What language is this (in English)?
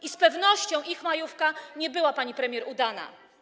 Polish